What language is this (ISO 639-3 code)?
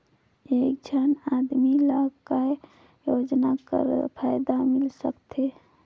hne